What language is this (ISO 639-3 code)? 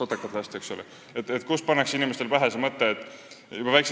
est